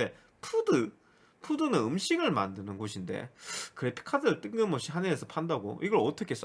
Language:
Korean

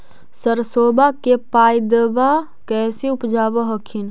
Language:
Magahi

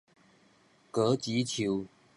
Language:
Min Nan Chinese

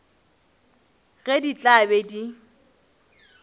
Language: Northern Sotho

